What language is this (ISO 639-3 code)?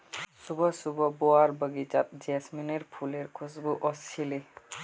mag